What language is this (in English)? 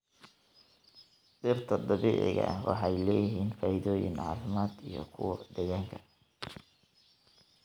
Somali